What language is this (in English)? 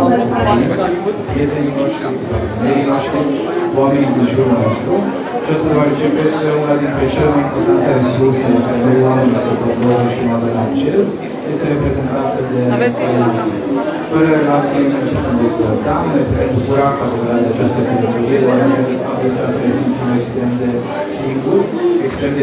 Romanian